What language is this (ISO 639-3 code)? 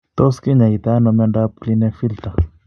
kln